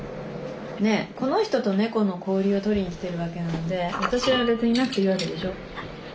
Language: Japanese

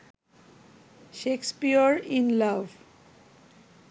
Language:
Bangla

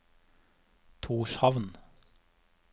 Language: Norwegian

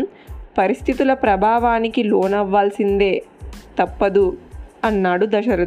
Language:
Telugu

